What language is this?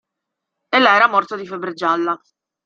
Italian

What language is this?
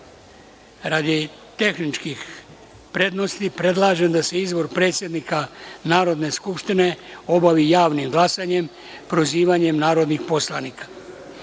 Serbian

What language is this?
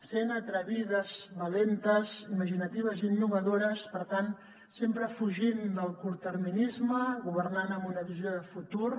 Catalan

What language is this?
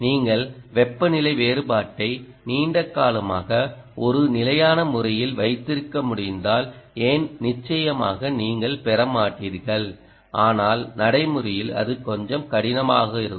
Tamil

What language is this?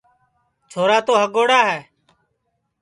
Sansi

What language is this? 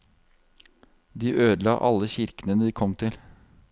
Norwegian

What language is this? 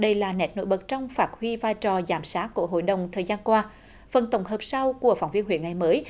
Vietnamese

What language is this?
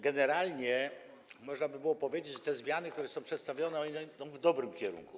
Polish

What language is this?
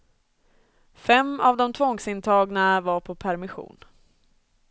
Swedish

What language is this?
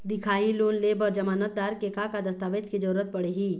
Chhattisgarhi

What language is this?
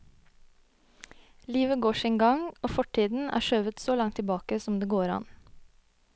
Norwegian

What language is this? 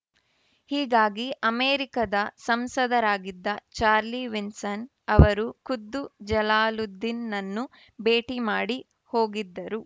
Kannada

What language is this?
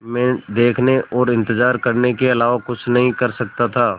Hindi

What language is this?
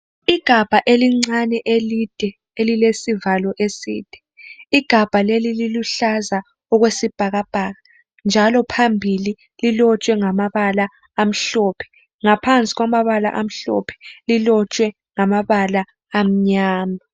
North Ndebele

